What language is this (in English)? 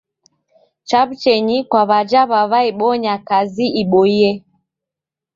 Taita